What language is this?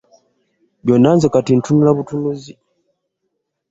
Ganda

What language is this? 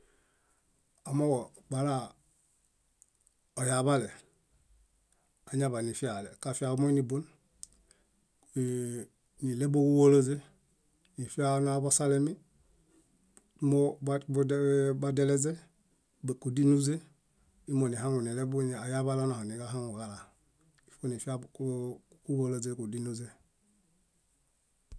Bayot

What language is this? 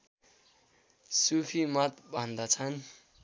Nepali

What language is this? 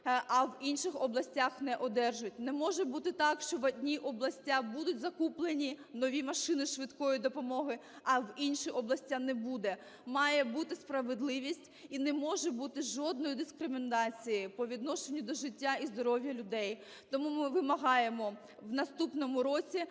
Ukrainian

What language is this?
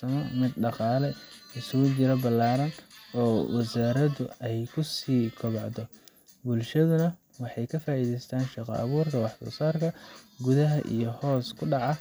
Somali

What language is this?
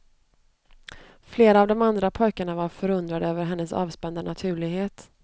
Swedish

